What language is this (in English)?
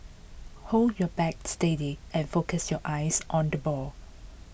English